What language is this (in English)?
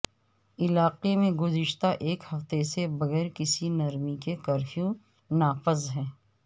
Urdu